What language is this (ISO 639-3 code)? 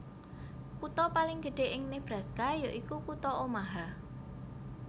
jav